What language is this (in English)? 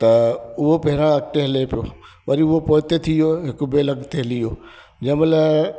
Sindhi